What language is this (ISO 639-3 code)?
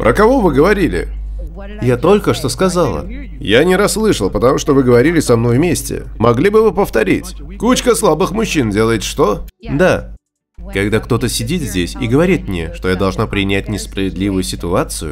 rus